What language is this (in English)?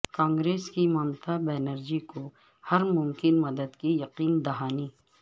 Urdu